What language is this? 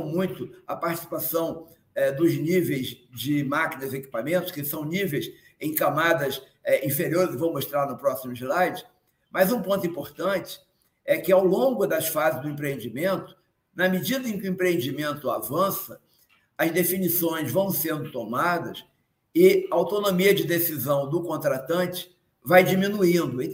Portuguese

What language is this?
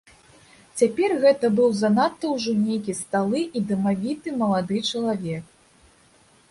Belarusian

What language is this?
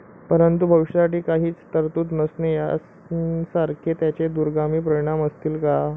Marathi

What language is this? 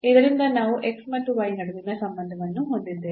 Kannada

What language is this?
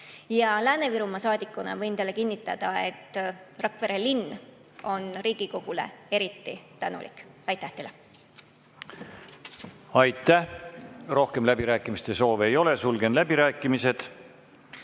Estonian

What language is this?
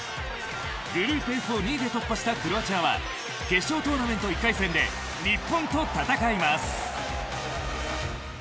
Japanese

